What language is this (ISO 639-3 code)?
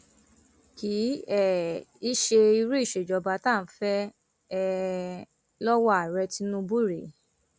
yor